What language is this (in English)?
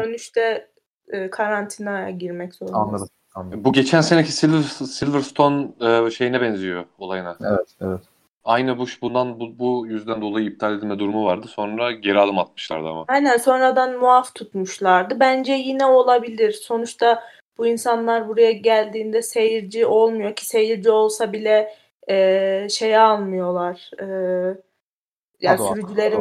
Turkish